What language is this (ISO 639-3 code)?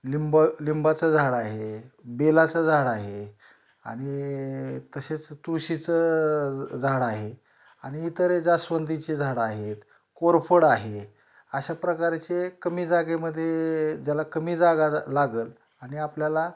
mar